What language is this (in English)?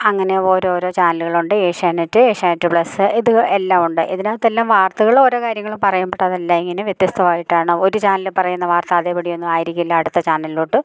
Malayalam